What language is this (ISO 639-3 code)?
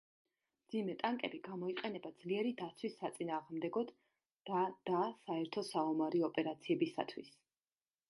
kat